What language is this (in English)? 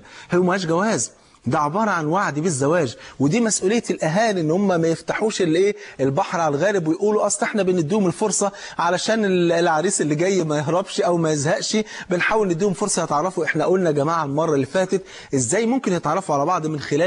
Arabic